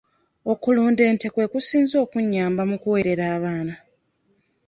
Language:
Ganda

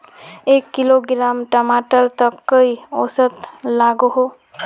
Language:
Magahi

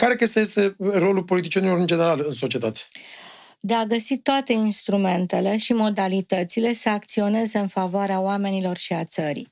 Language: Romanian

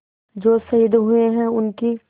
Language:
Hindi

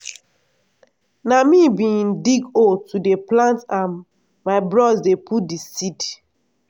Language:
Nigerian Pidgin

